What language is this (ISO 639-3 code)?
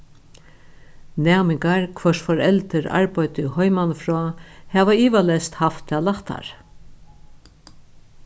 fao